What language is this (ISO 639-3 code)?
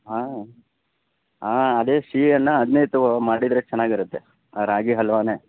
kan